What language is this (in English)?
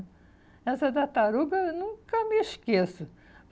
Portuguese